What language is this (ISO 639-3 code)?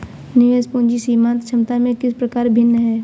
hin